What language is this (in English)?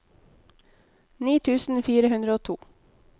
Norwegian